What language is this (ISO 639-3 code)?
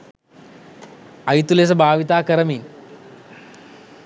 sin